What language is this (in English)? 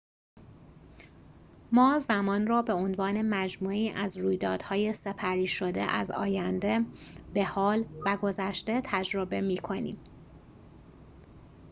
Persian